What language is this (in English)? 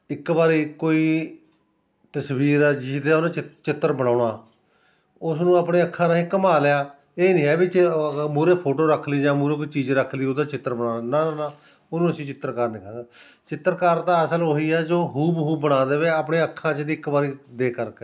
Punjabi